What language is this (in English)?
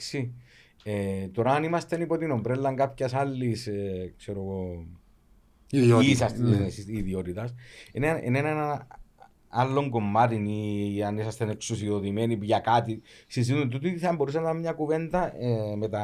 Greek